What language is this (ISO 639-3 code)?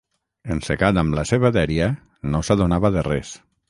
cat